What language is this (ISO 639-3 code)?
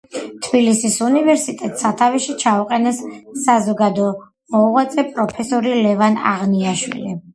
kat